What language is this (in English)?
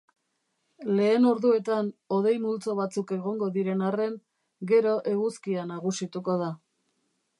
Basque